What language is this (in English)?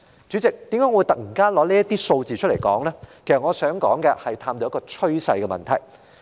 Cantonese